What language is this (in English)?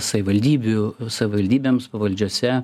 Lithuanian